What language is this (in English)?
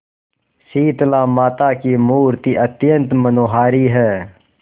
Hindi